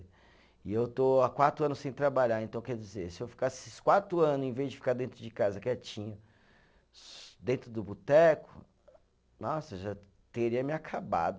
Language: Portuguese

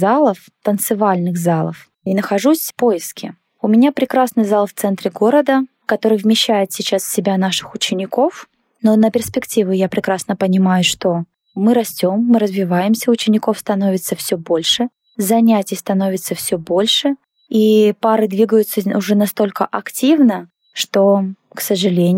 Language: Russian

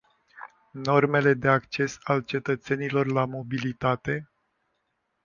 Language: Romanian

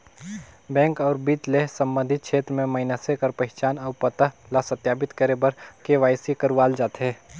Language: Chhattisgarhi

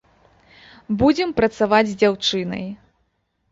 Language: Belarusian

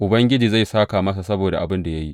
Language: Hausa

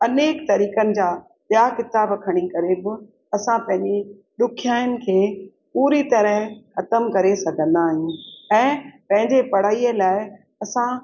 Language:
Sindhi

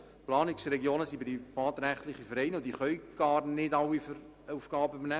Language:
Swiss German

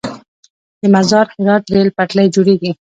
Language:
Pashto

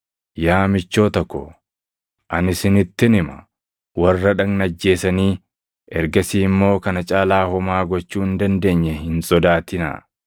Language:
Oromo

